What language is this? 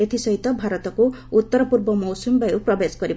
Odia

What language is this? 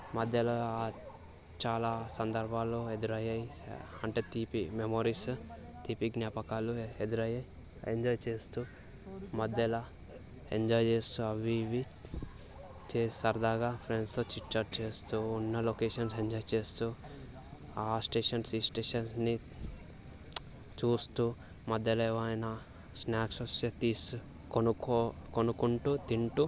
Telugu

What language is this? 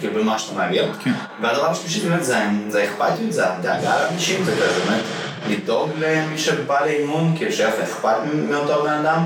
Hebrew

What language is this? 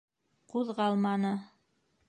Bashkir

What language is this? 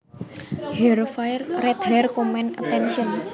Javanese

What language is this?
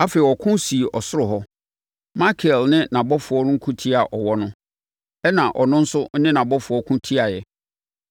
Akan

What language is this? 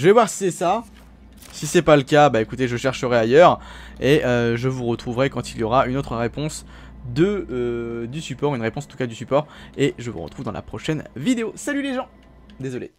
French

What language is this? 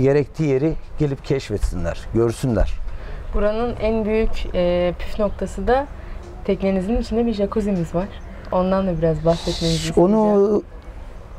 Turkish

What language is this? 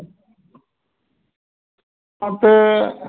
Santali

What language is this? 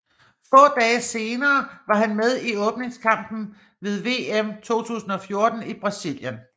Danish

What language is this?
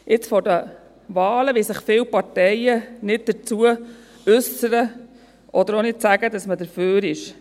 Swiss German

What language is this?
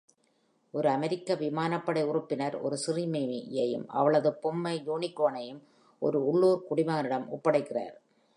Tamil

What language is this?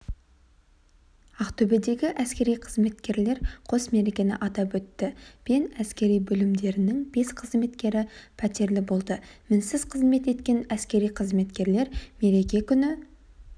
Kazakh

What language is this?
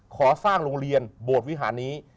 Thai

